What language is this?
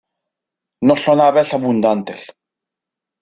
Spanish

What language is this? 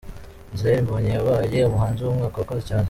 Kinyarwanda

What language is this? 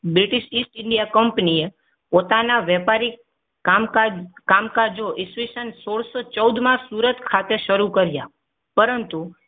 Gujarati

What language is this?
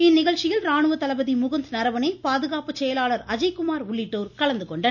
Tamil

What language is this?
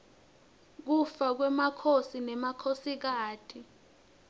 Swati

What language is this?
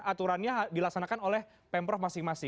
Indonesian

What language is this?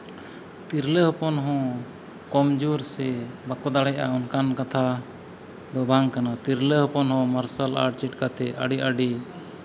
Santali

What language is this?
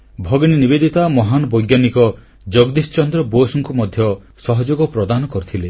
Odia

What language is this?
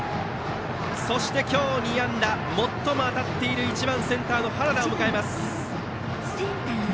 Japanese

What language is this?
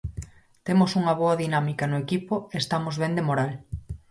Galician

